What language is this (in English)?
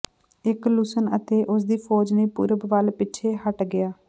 Punjabi